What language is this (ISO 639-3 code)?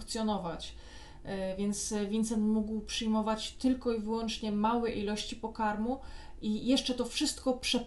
pol